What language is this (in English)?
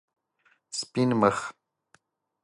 Pashto